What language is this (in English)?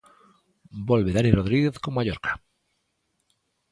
Galician